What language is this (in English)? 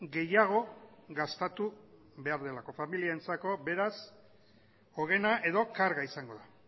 Basque